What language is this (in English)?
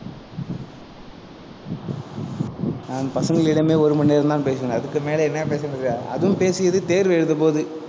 Tamil